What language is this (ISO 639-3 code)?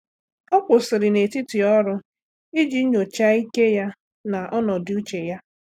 ibo